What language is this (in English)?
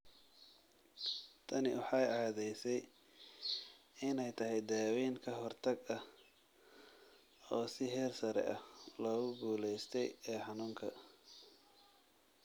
Somali